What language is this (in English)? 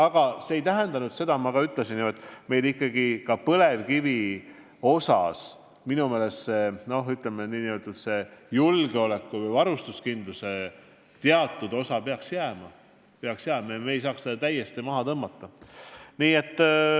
Estonian